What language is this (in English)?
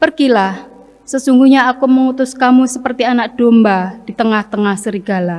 Indonesian